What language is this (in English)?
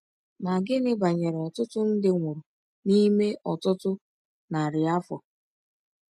Igbo